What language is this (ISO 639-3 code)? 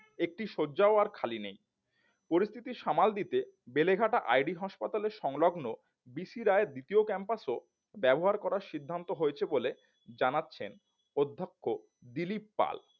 ben